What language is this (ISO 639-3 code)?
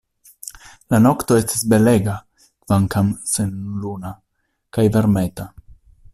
epo